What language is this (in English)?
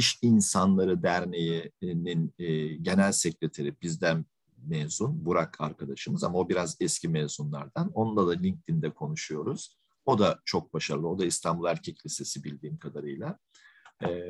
Turkish